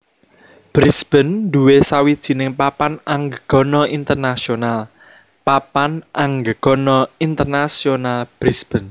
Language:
Javanese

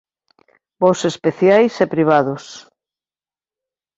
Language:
Galician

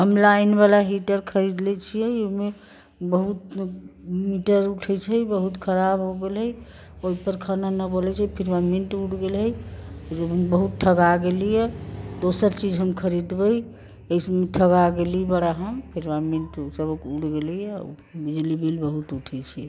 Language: Maithili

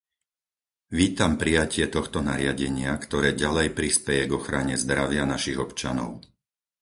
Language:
Slovak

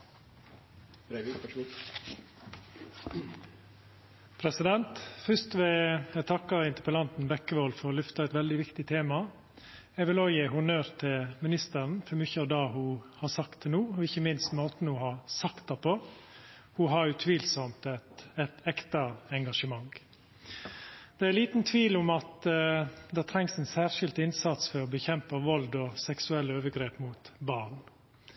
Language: Norwegian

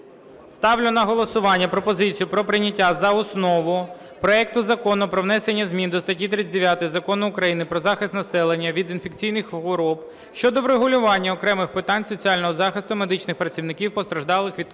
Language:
Ukrainian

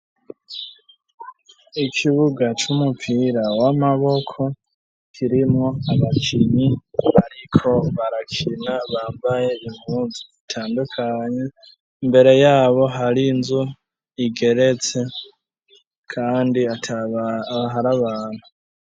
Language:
Rundi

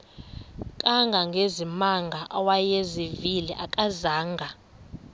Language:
Xhosa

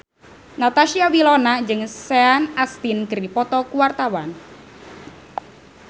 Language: Sundanese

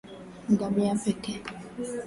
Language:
Swahili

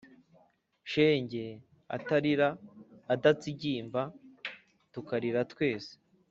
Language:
Kinyarwanda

